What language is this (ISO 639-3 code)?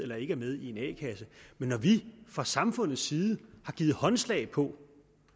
dan